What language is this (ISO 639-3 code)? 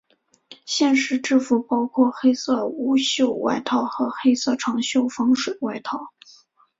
zho